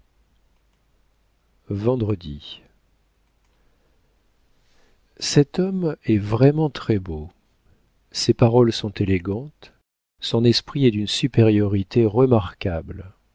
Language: French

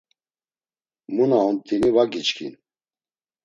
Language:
Laz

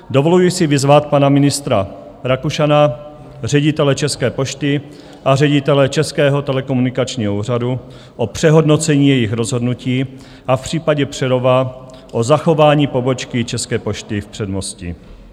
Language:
Czech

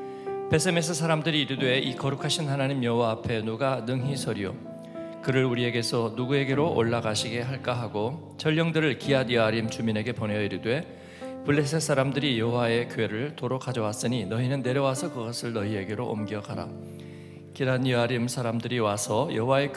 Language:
Korean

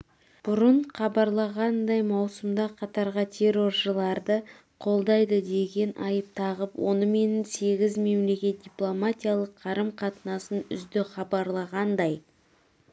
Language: Kazakh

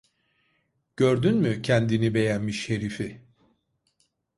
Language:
Turkish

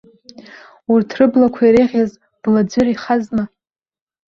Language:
Abkhazian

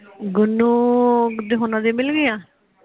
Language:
Punjabi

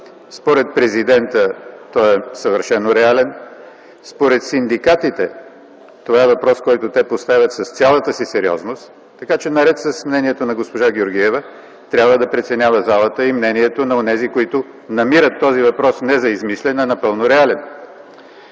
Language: Bulgarian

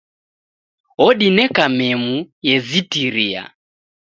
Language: Taita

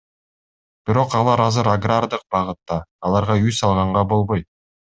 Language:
Kyrgyz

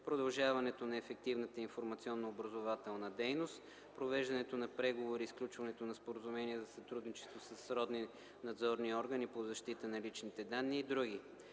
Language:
Bulgarian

